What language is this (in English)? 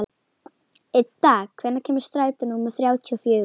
Icelandic